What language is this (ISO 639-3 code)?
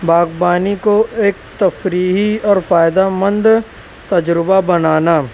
urd